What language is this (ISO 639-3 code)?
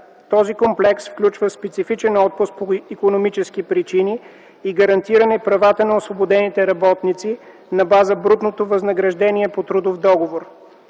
bul